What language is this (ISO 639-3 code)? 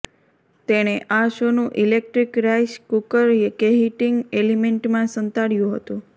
guj